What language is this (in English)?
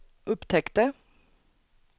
Swedish